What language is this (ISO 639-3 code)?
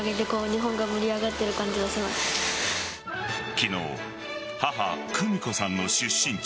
jpn